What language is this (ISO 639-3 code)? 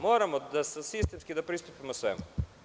srp